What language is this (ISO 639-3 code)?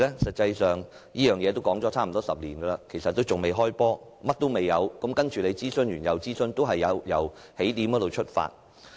yue